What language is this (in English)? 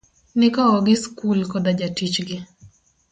Luo (Kenya and Tanzania)